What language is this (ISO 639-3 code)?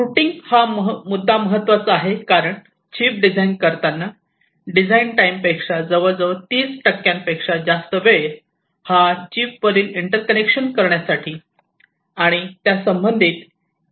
mar